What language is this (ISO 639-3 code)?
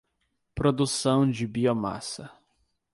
por